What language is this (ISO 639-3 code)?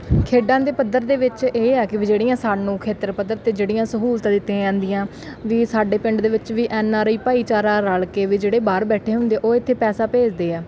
pan